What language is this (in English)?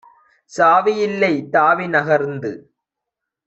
Tamil